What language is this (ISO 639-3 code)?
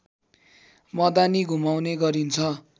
nep